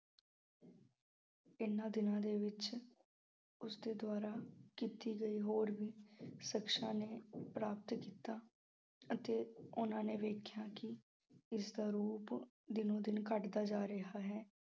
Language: Punjabi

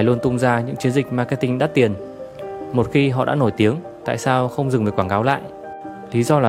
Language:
Vietnamese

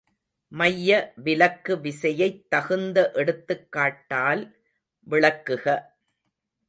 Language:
Tamil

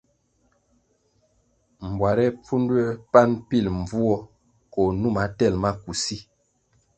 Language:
Kwasio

